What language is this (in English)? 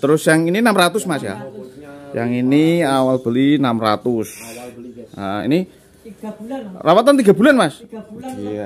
Indonesian